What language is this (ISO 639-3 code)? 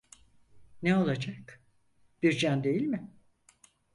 tur